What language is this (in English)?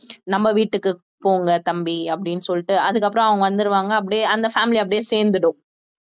Tamil